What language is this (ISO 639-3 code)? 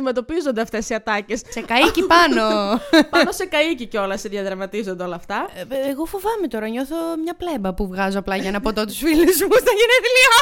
ell